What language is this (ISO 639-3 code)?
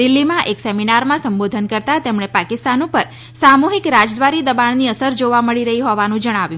guj